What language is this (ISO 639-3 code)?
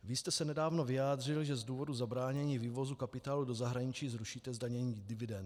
ces